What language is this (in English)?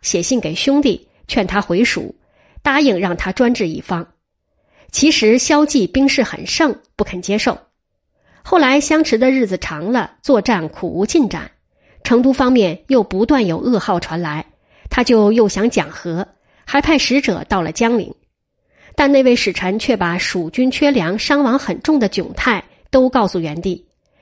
Chinese